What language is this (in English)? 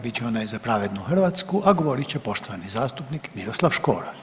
Croatian